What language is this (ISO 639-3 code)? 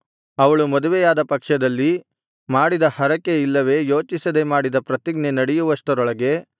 kan